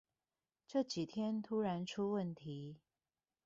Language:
Chinese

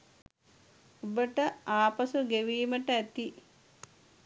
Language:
Sinhala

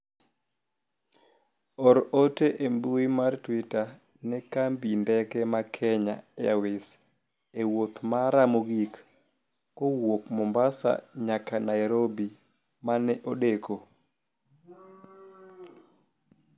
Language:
Luo (Kenya and Tanzania)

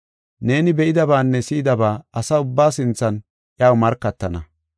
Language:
Gofa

